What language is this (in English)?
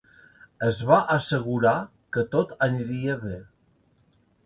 Catalan